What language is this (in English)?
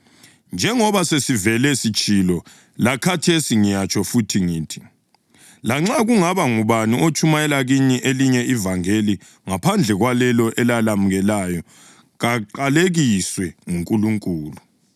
North Ndebele